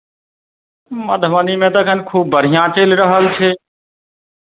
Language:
Maithili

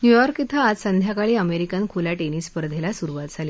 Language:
Marathi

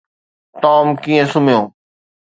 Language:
Sindhi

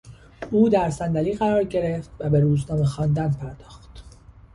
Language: Persian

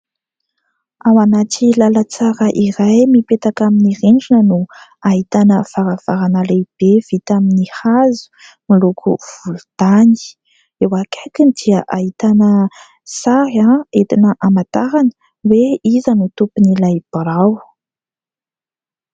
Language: Malagasy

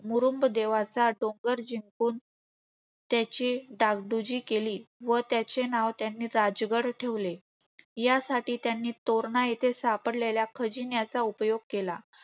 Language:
Marathi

